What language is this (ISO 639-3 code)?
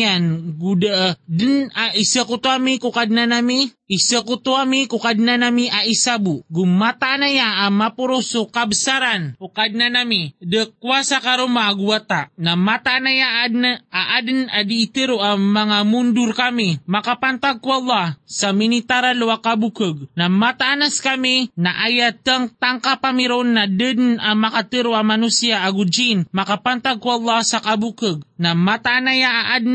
fil